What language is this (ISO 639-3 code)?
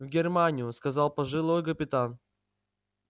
rus